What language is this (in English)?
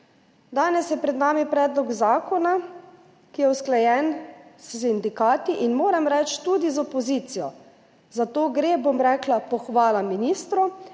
Slovenian